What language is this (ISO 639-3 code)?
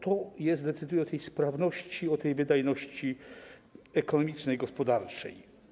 pol